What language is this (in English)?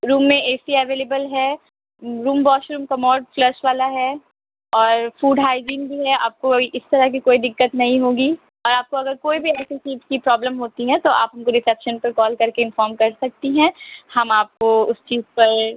Urdu